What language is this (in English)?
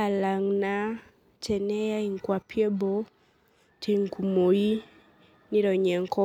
Masai